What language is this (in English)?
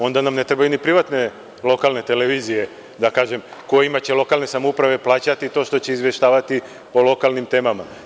Serbian